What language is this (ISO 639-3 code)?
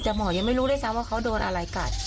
tha